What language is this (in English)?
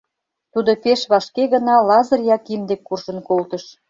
Mari